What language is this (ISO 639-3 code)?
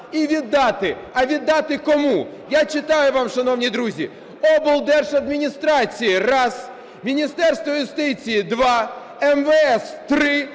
ukr